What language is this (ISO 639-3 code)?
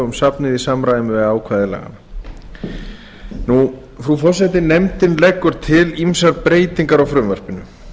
isl